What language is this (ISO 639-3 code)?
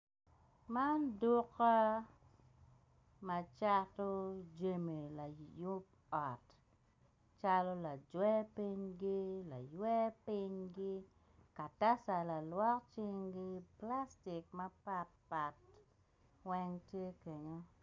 ach